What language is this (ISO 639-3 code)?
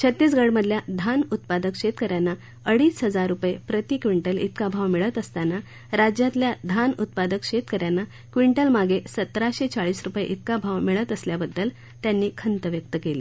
mar